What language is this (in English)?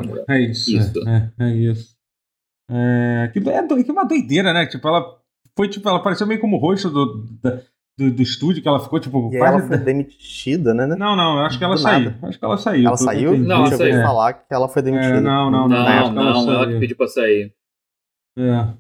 Portuguese